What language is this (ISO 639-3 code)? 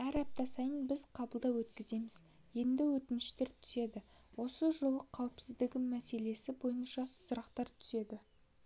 kaz